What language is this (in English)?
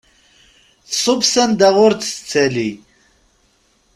Kabyle